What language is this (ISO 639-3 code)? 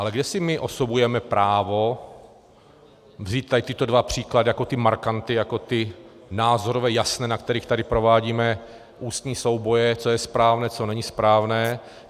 ces